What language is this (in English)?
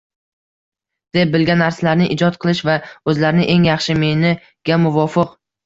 Uzbek